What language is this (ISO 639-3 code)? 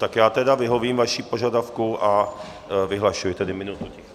ces